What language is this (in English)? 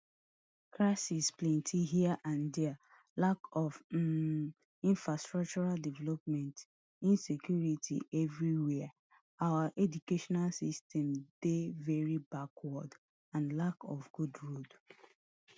Nigerian Pidgin